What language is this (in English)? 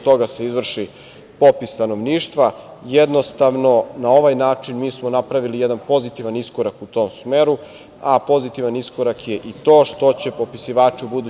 Serbian